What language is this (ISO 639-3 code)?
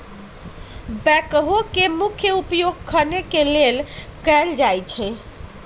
mag